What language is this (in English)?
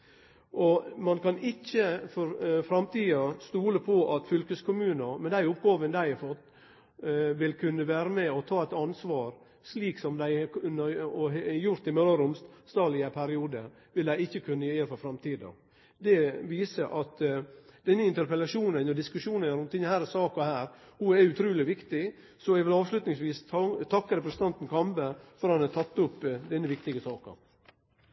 Norwegian Nynorsk